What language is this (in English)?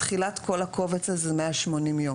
Hebrew